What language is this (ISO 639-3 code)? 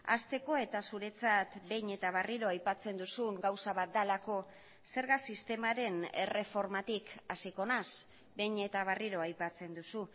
eus